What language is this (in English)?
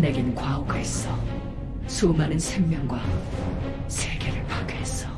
Korean